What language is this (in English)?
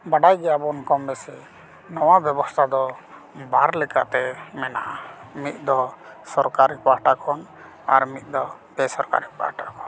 Santali